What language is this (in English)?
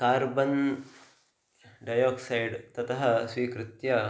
Sanskrit